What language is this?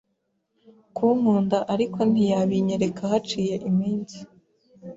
Kinyarwanda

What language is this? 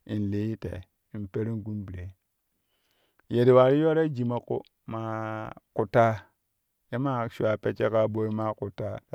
Kushi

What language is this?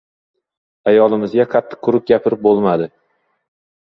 Uzbek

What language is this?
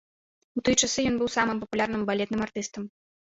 Belarusian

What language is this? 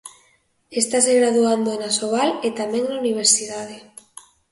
Galician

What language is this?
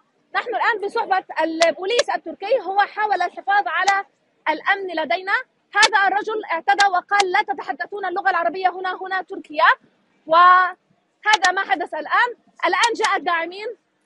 Arabic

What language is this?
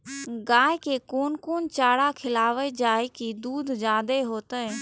Maithili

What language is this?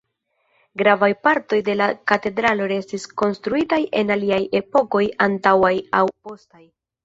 Esperanto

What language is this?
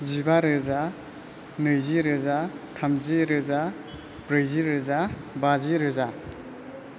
Bodo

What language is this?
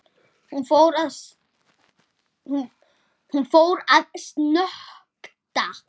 Icelandic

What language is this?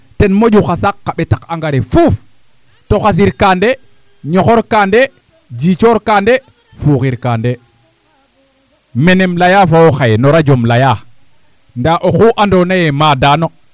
Serer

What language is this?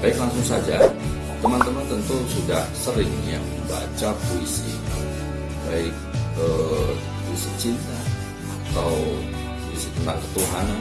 Indonesian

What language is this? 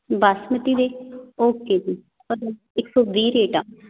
Punjabi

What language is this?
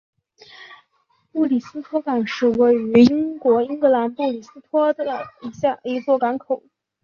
Chinese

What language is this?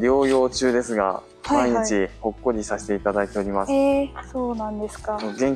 Japanese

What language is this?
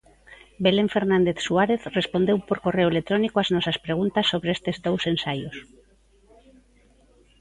Galician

